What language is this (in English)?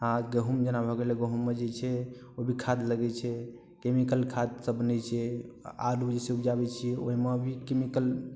Maithili